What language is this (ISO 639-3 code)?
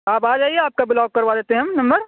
urd